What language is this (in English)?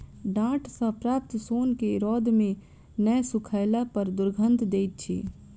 Maithili